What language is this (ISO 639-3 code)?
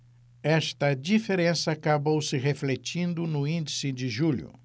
por